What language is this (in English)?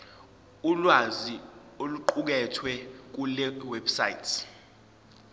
Zulu